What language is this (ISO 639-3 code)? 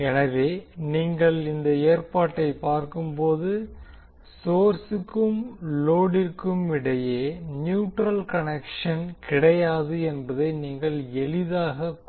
tam